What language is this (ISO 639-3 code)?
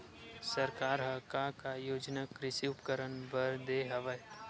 hne